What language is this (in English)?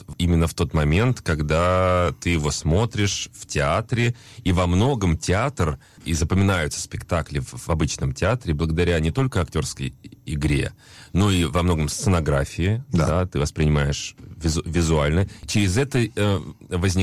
Russian